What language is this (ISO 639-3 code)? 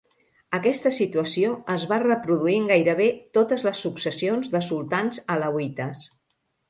cat